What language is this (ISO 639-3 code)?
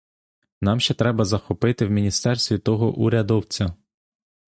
ukr